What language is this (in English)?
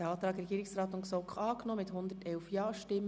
Swiss German